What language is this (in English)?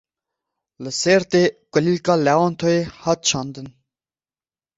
Kurdish